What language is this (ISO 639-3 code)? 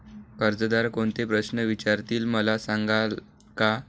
mar